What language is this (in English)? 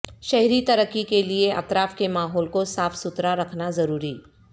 Urdu